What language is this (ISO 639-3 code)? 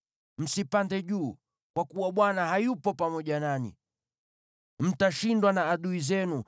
swa